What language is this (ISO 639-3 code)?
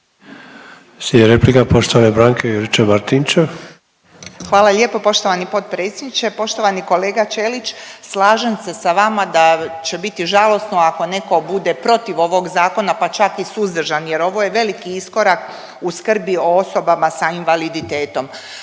hrv